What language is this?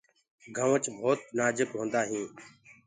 Gurgula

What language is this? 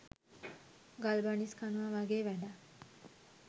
Sinhala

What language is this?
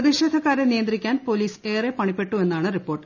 Malayalam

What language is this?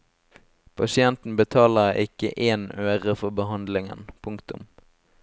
Norwegian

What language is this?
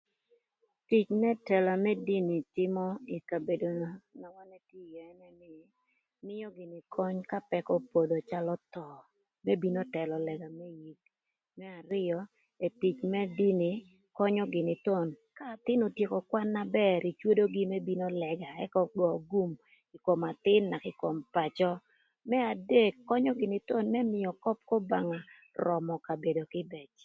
Thur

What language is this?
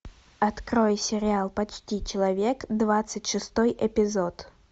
Russian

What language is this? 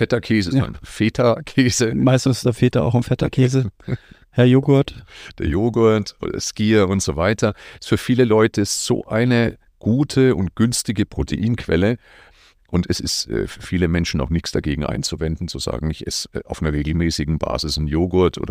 German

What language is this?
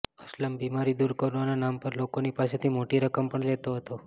Gujarati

